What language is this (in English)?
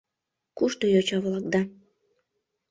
Mari